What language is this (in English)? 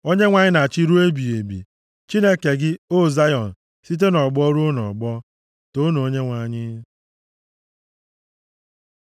Igbo